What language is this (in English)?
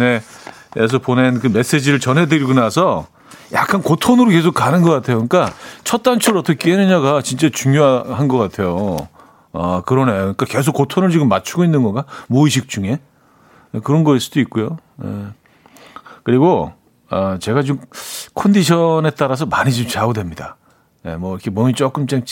Korean